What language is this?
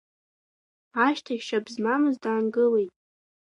Abkhazian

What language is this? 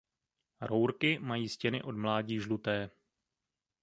Czech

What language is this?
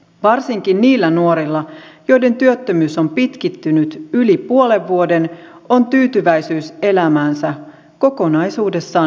Finnish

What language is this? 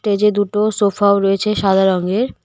Bangla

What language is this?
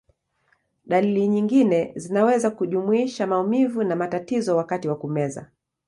Swahili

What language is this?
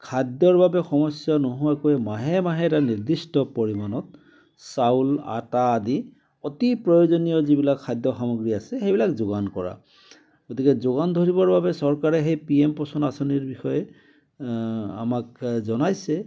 Assamese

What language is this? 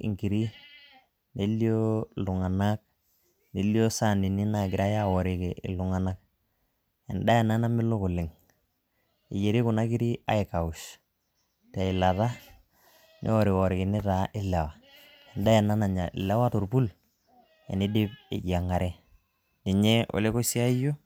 Masai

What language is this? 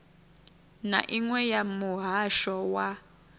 Venda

